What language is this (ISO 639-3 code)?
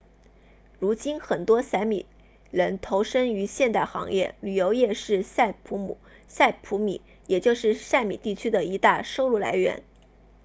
zho